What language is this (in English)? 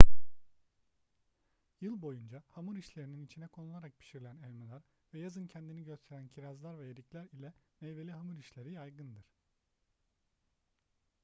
Turkish